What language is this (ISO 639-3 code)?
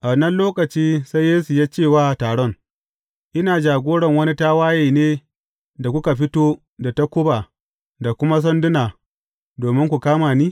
hau